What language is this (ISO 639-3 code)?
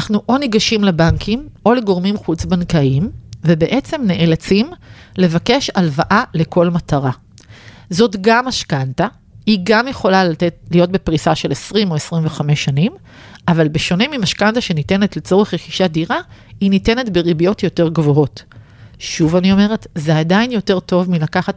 heb